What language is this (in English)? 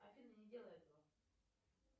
Russian